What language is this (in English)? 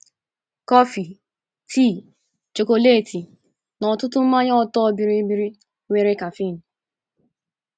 Igbo